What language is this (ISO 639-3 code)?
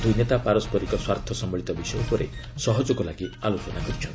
ori